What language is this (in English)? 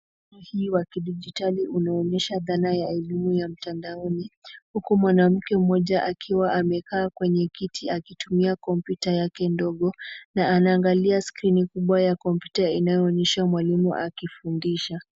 Swahili